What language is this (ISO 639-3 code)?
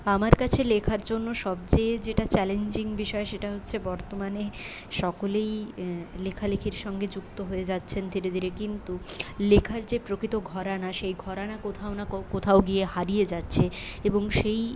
ben